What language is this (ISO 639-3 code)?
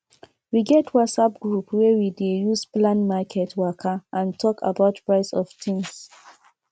pcm